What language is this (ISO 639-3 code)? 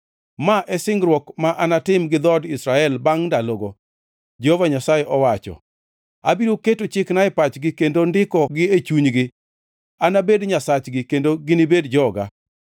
luo